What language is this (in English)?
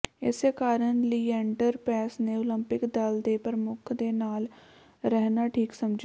Punjabi